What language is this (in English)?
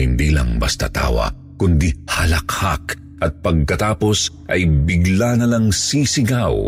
Filipino